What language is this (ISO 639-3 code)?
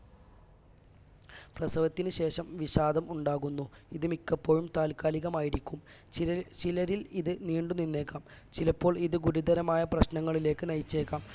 mal